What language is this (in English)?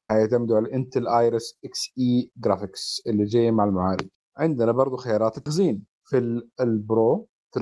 Arabic